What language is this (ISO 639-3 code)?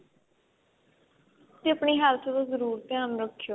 pan